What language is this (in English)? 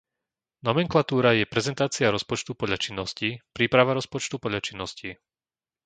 Slovak